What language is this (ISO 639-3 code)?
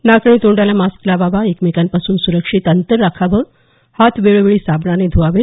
mar